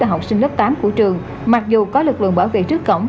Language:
Vietnamese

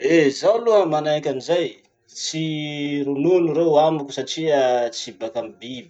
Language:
Masikoro Malagasy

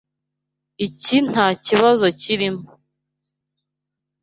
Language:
Kinyarwanda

